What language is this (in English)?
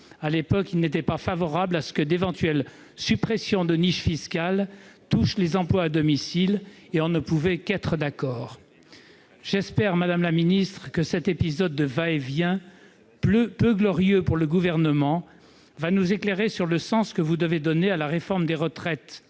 French